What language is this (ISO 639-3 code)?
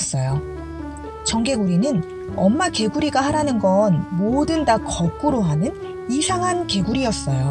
kor